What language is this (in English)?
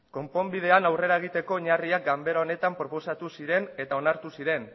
Basque